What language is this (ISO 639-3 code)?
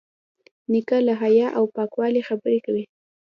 pus